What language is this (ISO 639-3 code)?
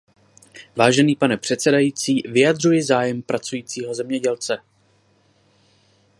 ces